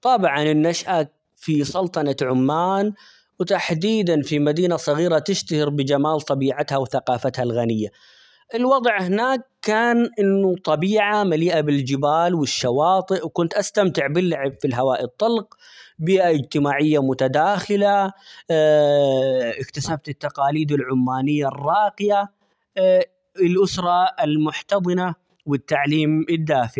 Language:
Omani Arabic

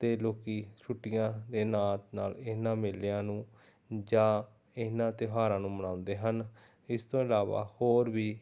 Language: Punjabi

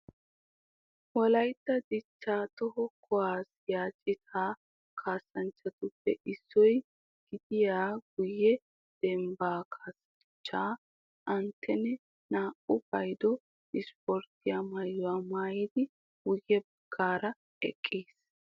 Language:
Wolaytta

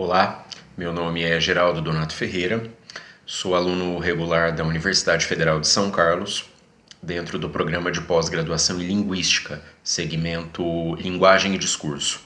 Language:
Portuguese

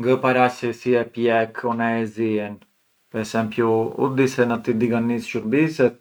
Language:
Arbëreshë Albanian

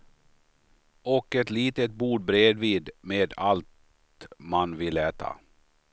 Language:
Swedish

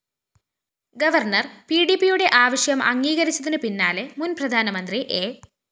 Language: Malayalam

